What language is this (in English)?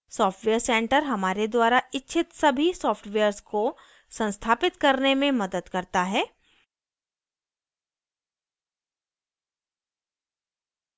Hindi